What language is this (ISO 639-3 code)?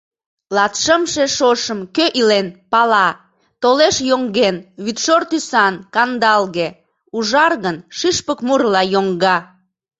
chm